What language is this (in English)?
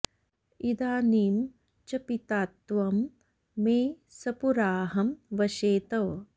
Sanskrit